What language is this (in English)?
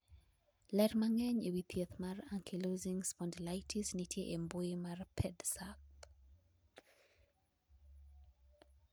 Luo (Kenya and Tanzania)